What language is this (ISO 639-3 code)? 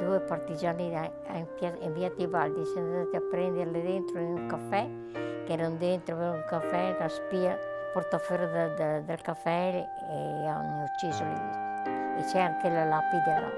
ita